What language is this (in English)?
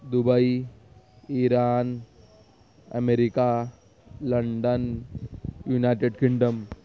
Urdu